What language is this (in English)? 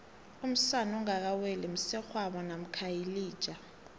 South Ndebele